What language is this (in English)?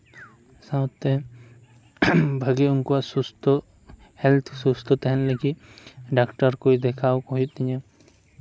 Santali